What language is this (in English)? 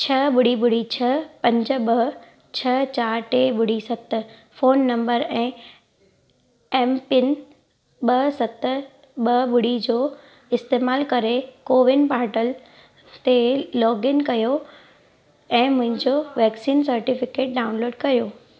Sindhi